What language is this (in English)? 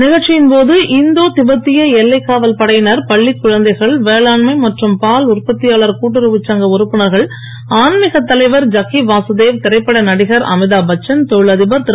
Tamil